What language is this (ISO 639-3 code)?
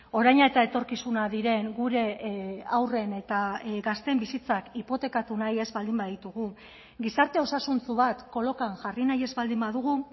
eus